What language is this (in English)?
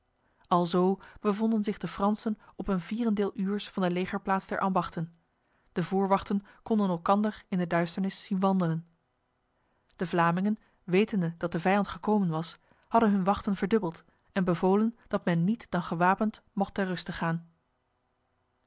Dutch